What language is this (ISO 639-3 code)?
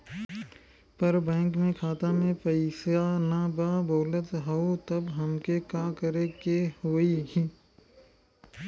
bho